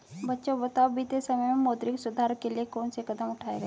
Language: Hindi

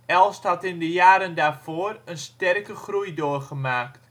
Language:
Dutch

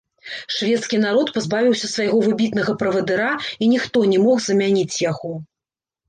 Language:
Belarusian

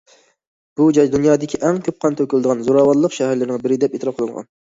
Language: Uyghur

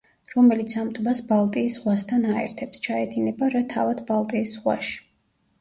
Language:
Georgian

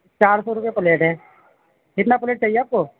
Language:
Urdu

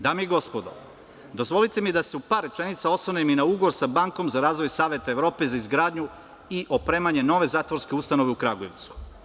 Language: Serbian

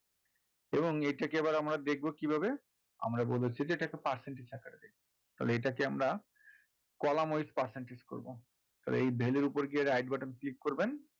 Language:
Bangla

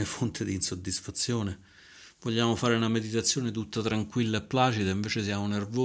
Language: Italian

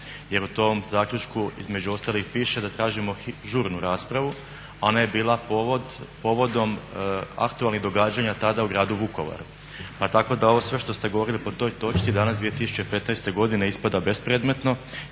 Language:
Croatian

